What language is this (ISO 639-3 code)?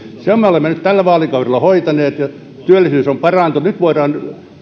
fin